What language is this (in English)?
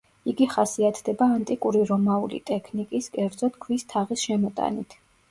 Georgian